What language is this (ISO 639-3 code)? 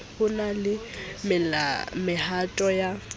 sot